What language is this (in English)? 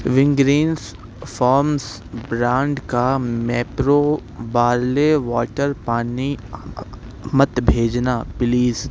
Urdu